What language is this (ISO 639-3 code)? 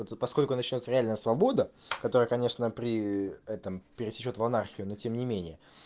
rus